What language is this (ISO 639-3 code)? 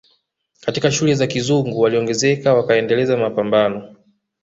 swa